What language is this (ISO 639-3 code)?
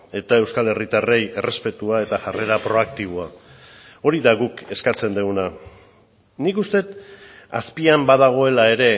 eus